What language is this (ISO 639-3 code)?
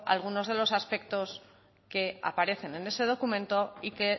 spa